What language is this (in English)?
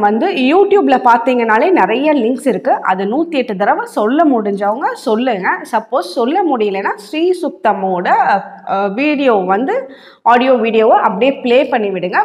Turkish